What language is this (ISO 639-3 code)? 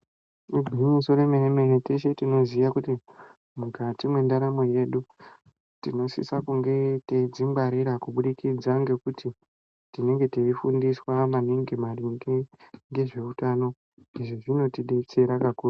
ndc